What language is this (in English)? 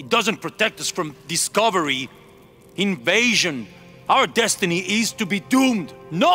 English